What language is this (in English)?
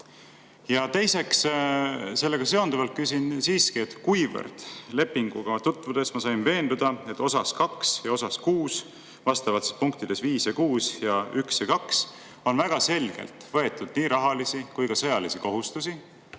Estonian